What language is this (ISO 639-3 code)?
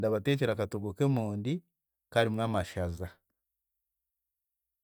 cgg